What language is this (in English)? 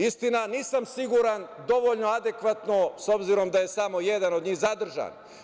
Serbian